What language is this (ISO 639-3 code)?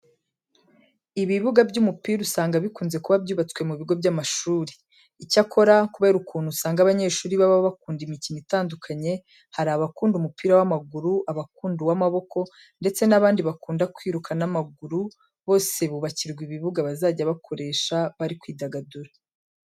kin